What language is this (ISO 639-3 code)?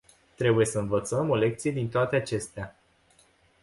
ron